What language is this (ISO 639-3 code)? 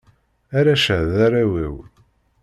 kab